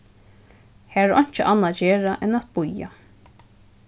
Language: Faroese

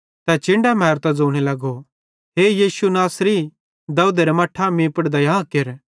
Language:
Bhadrawahi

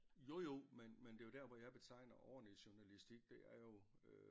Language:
Danish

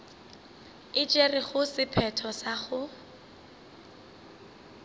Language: Northern Sotho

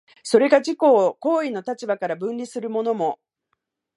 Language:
Japanese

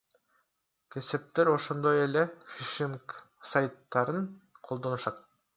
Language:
Kyrgyz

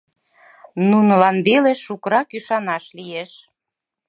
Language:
Mari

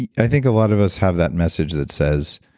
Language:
English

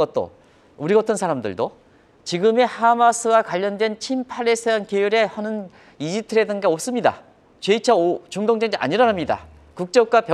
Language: Korean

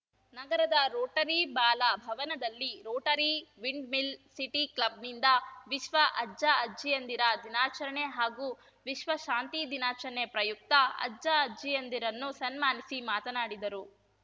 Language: Kannada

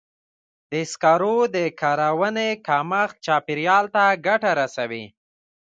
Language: Pashto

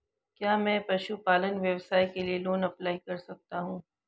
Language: Hindi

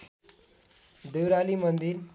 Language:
Nepali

